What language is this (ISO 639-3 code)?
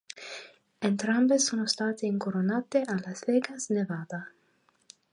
ita